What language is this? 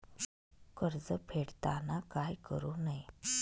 Marathi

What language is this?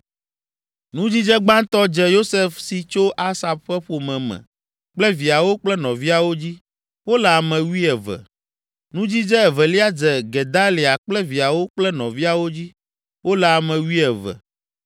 Ewe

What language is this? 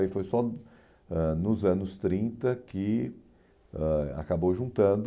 Portuguese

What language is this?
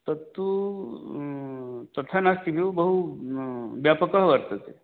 Sanskrit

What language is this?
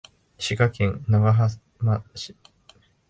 Japanese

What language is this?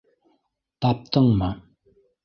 Bashkir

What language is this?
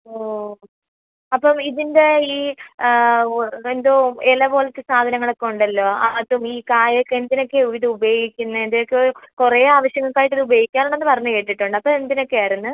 Malayalam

